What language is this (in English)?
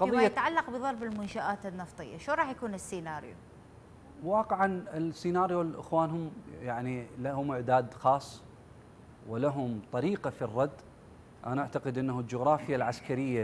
Arabic